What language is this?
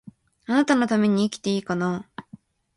Japanese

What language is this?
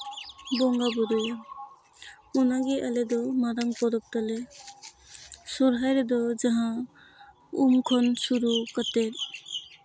Santali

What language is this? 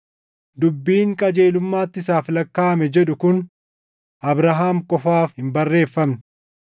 Oromo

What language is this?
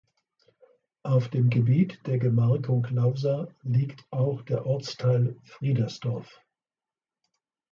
German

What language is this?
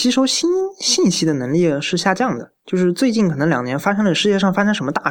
Chinese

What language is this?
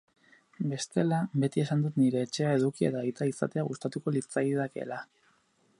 Basque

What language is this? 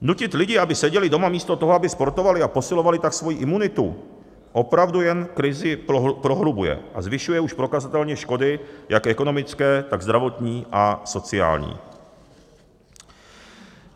Czech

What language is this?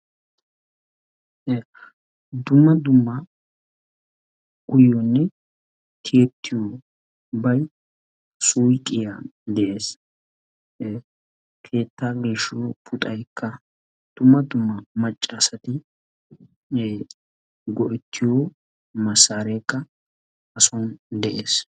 Wolaytta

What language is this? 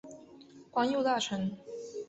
Chinese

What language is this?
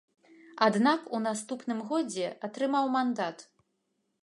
Belarusian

